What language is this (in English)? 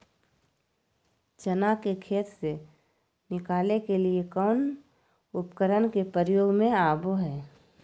Magahi